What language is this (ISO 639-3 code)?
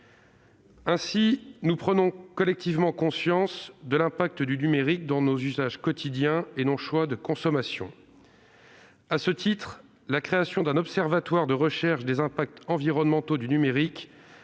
fra